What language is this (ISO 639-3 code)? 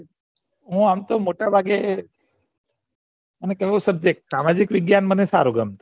guj